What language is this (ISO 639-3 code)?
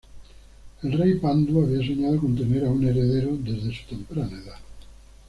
spa